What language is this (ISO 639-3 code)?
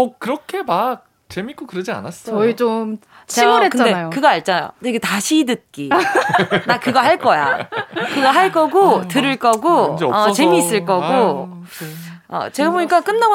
kor